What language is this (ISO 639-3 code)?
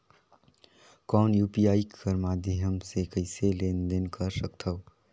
hne